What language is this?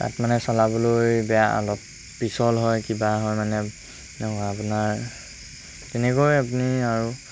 Assamese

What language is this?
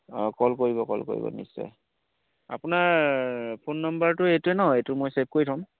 Assamese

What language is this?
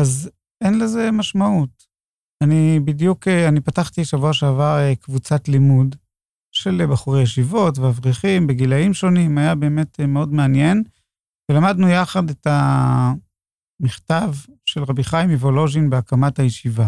Hebrew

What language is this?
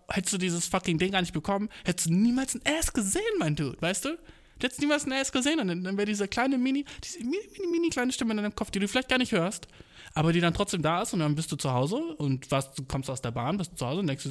German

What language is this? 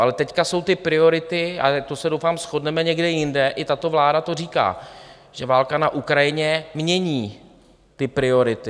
Czech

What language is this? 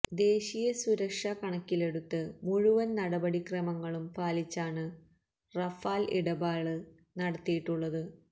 Malayalam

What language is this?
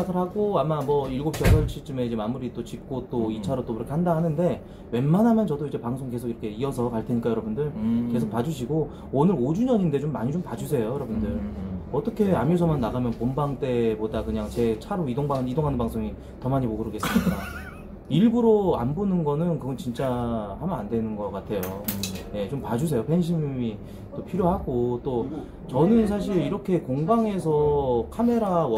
Korean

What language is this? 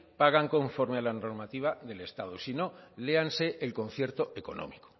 Spanish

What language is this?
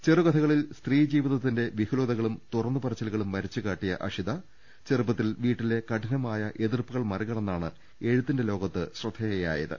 Malayalam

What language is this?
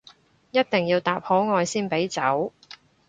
Cantonese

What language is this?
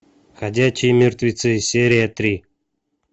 Russian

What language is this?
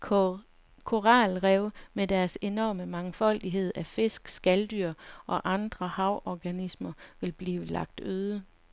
Danish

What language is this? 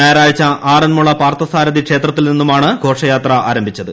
Malayalam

